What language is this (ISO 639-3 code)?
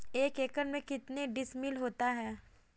hin